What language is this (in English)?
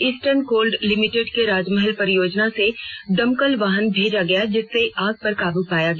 Hindi